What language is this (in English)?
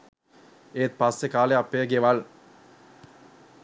Sinhala